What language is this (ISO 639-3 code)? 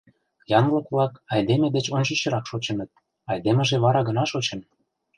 chm